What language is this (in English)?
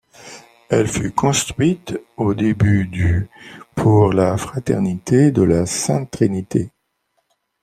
French